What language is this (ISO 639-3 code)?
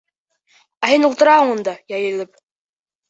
bak